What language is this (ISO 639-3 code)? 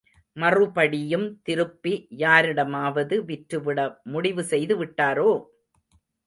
tam